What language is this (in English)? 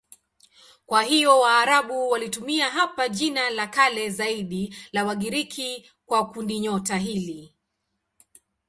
Swahili